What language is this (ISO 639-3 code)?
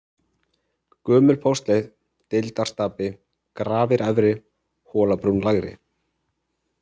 isl